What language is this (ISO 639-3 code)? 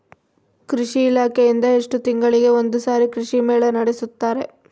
kan